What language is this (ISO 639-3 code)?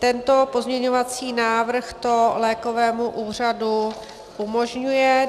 ces